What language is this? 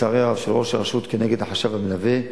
Hebrew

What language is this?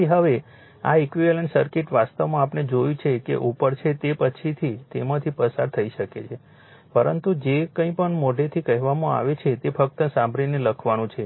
Gujarati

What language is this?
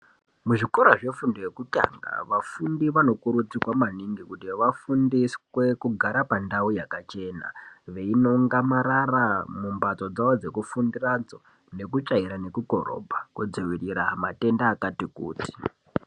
Ndau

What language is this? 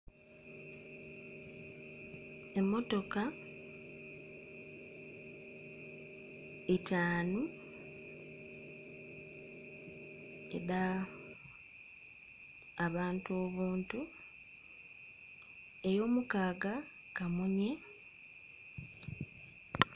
Soga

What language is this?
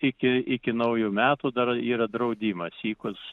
Lithuanian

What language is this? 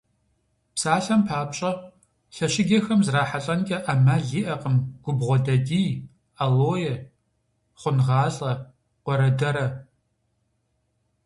Kabardian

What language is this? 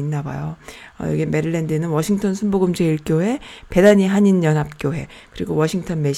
Korean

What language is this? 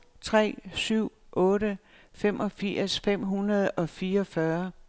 Danish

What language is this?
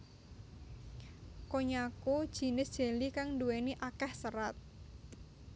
Javanese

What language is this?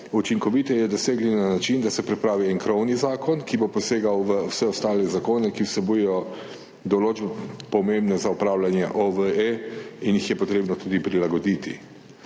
Slovenian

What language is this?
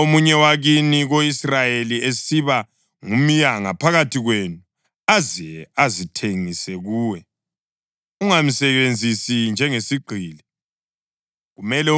North Ndebele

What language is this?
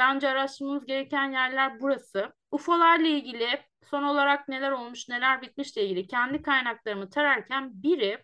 Turkish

